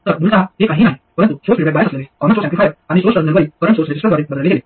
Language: Marathi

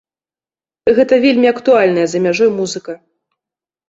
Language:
Belarusian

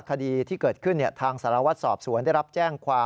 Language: Thai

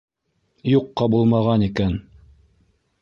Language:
Bashkir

